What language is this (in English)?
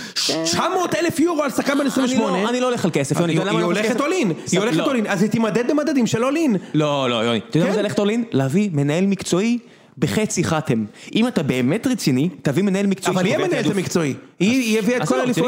Hebrew